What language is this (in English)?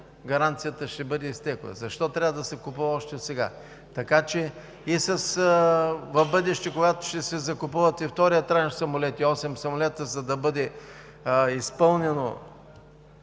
Bulgarian